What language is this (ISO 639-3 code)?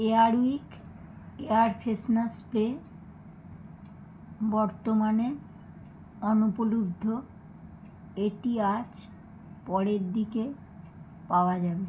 ben